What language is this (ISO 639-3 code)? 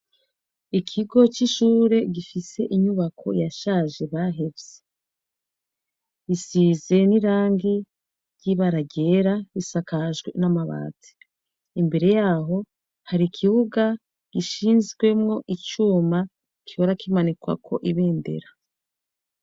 run